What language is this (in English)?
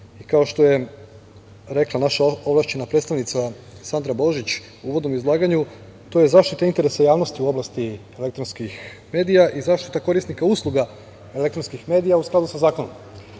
Serbian